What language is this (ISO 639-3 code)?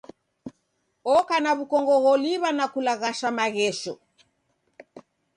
dav